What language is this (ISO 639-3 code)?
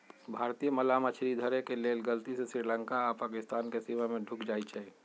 mag